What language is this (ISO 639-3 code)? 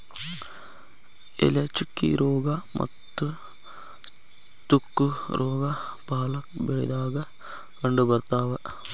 kan